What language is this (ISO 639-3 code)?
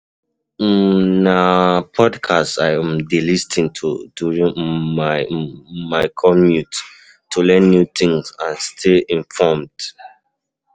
pcm